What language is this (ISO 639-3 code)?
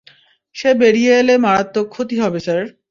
ben